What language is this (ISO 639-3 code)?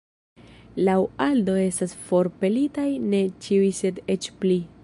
epo